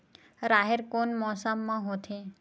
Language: Chhattisgarhi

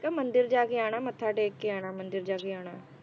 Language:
Punjabi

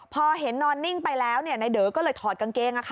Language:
Thai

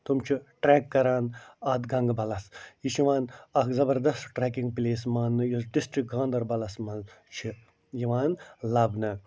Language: Kashmiri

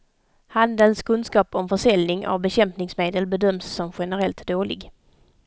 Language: Swedish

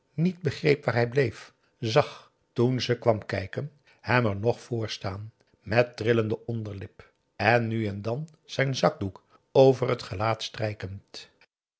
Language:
Dutch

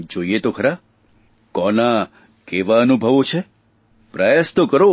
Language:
Gujarati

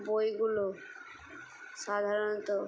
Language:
Bangla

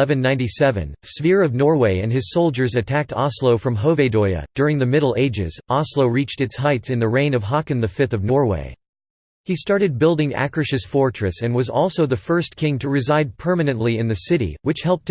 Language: English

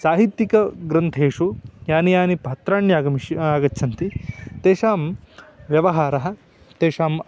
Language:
Sanskrit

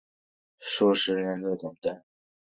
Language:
Chinese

